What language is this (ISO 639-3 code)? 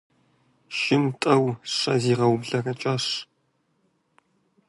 kbd